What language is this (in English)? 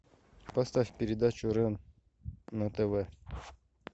Russian